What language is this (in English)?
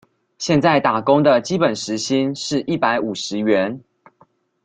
Chinese